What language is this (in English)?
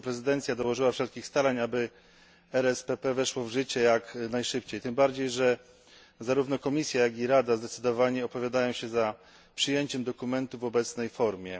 Polish